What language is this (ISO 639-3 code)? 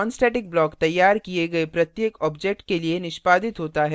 hin